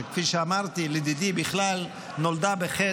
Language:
Hebrew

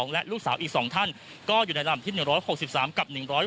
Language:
Thai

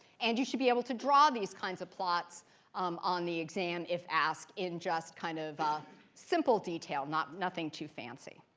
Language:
English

